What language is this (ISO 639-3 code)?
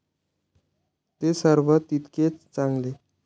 mar